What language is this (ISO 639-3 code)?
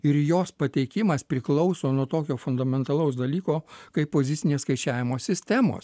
lit